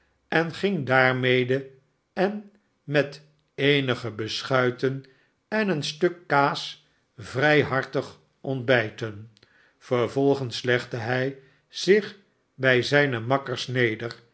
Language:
Dutch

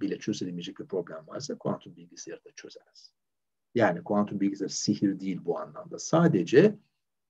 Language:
Turkish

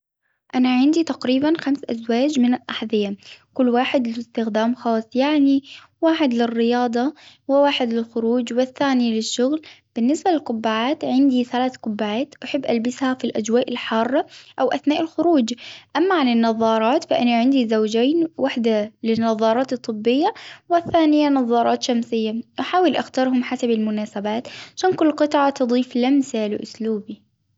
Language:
Hijazi Arabic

